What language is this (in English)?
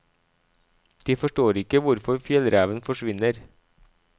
Norwegian